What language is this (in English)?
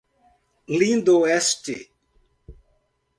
Portuguese